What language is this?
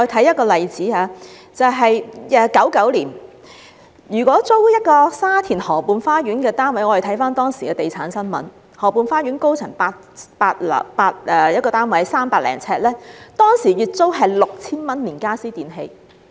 Cantonese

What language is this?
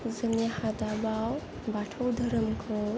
Bodo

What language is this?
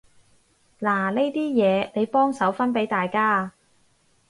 Cantonese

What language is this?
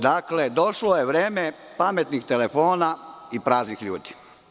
Serbian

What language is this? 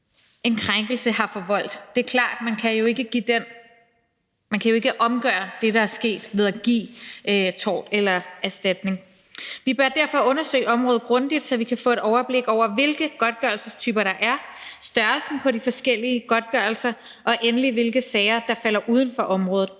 Danish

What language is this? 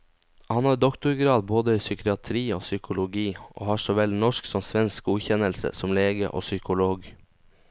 Norwegian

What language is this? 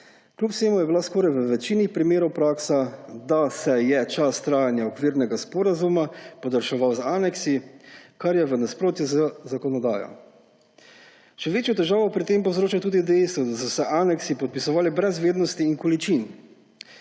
Slovenian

